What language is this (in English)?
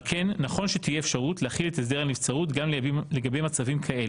Hebrew